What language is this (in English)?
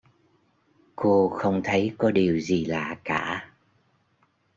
Vietnamese